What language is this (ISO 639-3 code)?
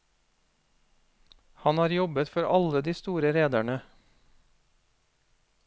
nor